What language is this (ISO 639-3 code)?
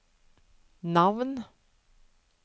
nor